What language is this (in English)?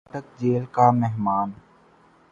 Urdu